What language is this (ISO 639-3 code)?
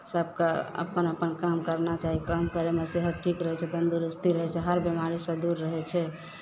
mai